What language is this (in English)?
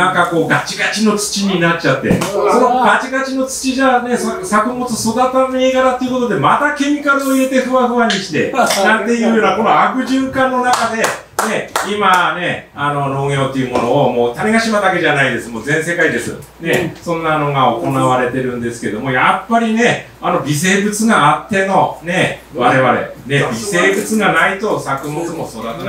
Japanese